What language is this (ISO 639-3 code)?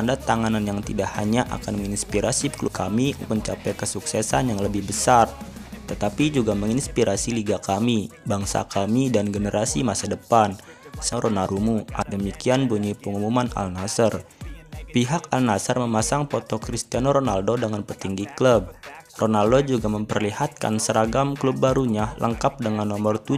ind